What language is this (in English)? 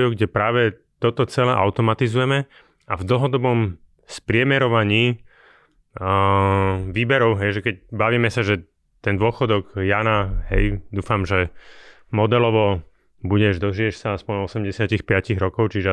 Slovak